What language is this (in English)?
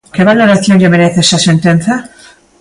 Galician